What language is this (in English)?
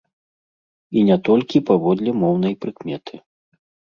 Belarusian